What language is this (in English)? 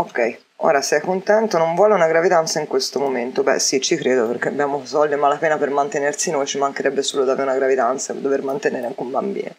Italian